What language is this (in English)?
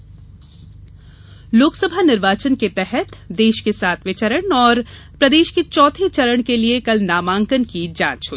Hindi